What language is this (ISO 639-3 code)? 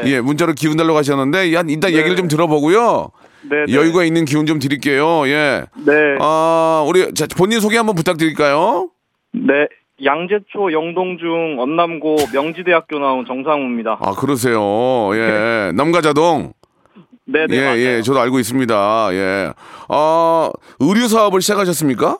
kor